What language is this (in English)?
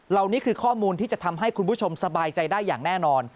Thai